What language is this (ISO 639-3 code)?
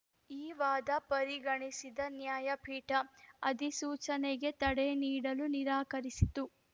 kan